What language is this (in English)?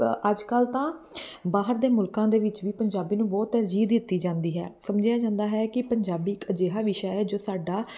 Punjabi